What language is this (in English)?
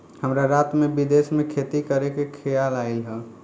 Bhojpuri